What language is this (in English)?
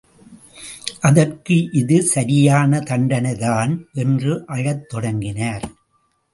Tamil